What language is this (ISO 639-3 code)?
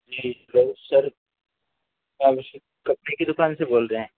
urd